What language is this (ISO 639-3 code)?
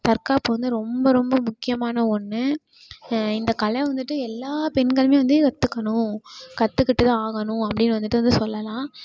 tam